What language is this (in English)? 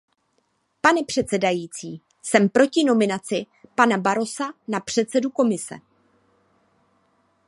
Czech